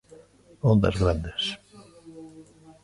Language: Galician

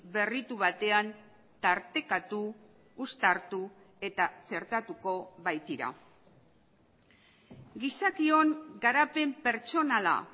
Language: Basque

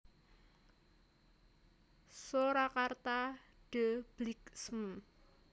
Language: Javanese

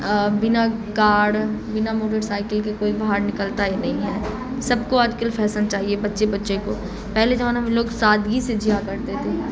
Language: Urdu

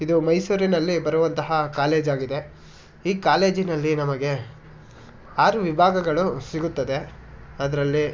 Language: Kannada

